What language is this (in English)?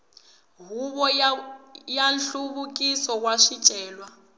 Tsonga